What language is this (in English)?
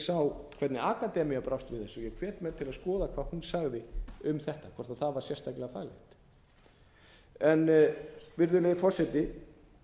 Icelandic